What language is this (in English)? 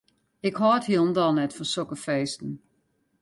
Western Frisian